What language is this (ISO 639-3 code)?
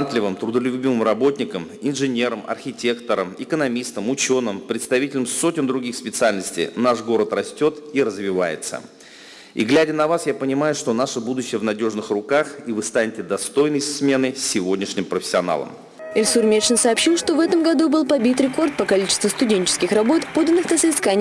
rus